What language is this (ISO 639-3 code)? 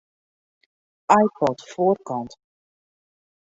fry